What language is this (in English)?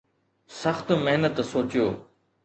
Sindhi